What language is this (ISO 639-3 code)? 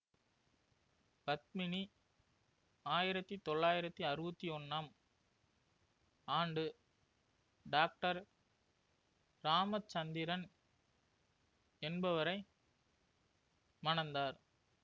tam